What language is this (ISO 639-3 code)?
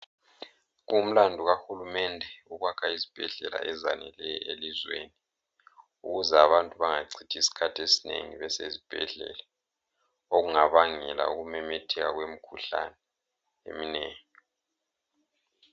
nde